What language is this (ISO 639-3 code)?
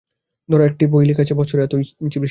ben